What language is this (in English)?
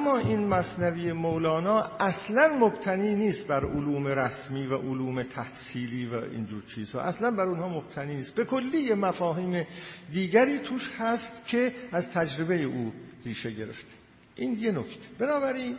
Persian